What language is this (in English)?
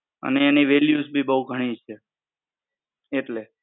Gujarati